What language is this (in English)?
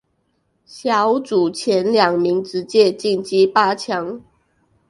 Chinese